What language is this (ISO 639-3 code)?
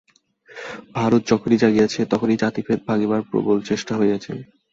ben